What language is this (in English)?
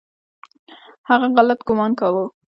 Pashto